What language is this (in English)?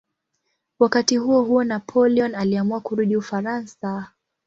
Swahili